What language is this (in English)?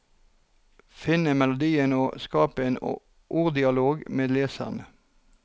Norwegian